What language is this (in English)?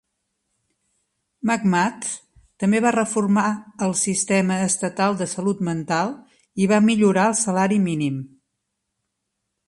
Catalan